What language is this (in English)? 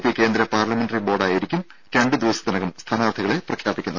Malayalam